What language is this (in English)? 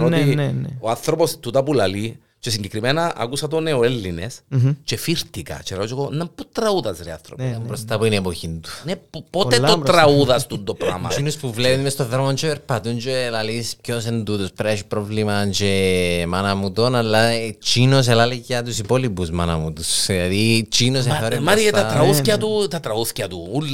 Greek